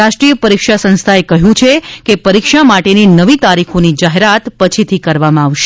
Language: Gujarati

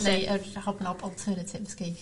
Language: Welsh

